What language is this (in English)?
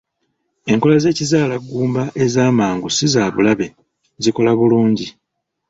Ganda